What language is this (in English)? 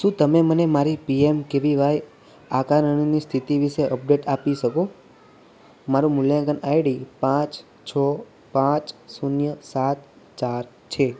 Gujarati